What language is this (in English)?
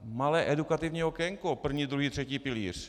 Czech